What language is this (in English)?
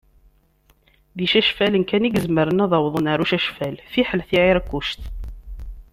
Kabyle